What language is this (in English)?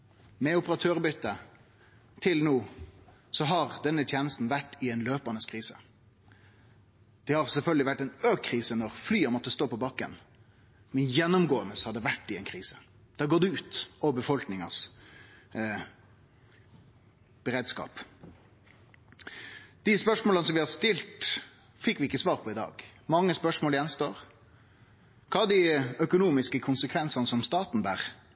Norwegian Nynorsk